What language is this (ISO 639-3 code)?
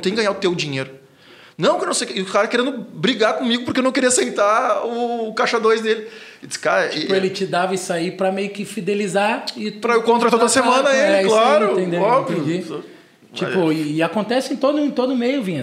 por